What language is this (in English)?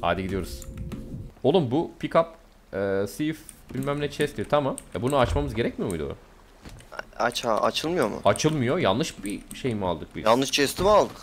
Turkish